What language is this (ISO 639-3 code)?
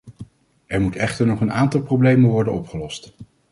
nld